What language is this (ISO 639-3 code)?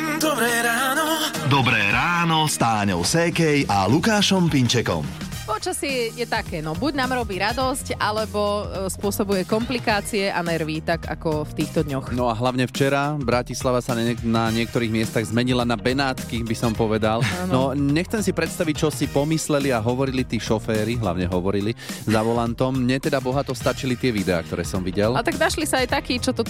slk